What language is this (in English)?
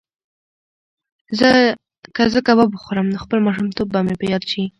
Pashto